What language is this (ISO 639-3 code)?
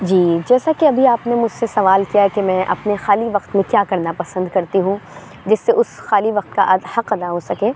urd